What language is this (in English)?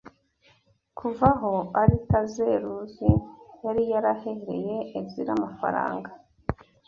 Kinyarwanda